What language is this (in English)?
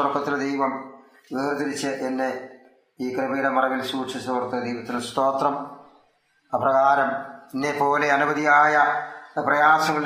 Malayalam